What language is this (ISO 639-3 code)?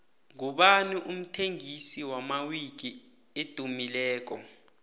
nbl